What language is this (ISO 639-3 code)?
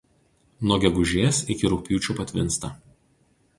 lit